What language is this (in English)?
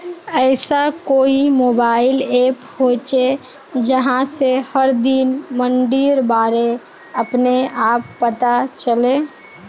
Magahi